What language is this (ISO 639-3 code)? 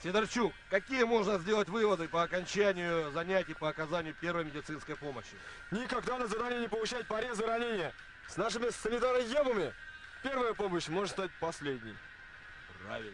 rus